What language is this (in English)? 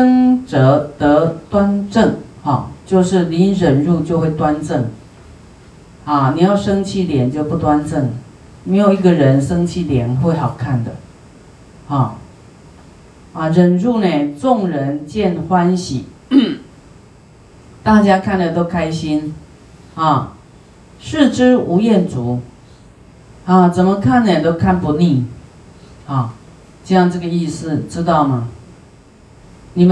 Chinese